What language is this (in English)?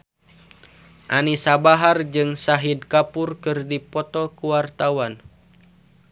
Sundanese